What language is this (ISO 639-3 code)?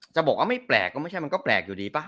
tha